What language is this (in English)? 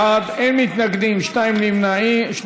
Hebrew